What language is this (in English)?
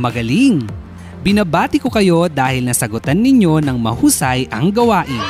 Filipino